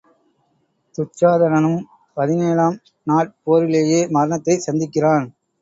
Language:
Tamil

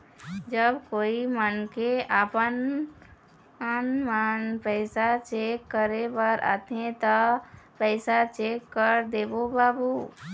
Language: Chhattisgarhi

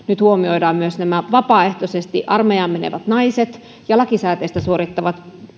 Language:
Finnish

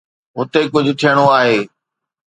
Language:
Sindhi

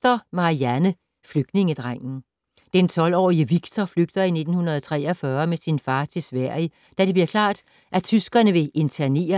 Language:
Danish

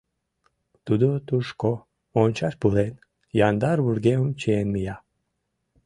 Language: Mari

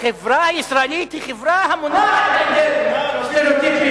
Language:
Hebrew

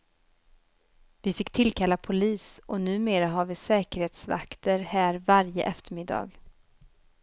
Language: Swedish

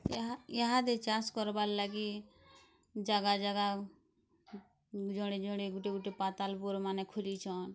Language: Odia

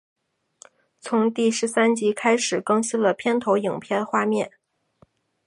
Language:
Chinese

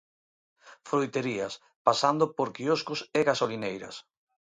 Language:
Galician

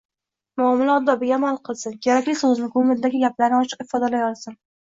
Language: Uzbek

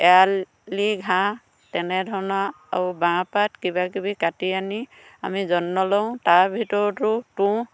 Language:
Assamese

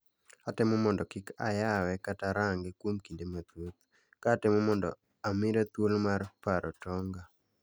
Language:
Luo (Kenya and Tanzania)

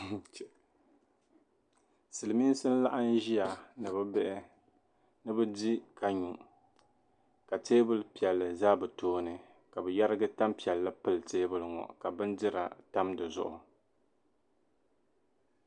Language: Dagbani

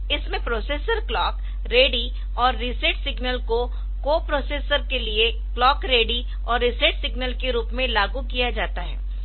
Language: Hindi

